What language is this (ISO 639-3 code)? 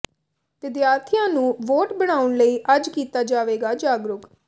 pan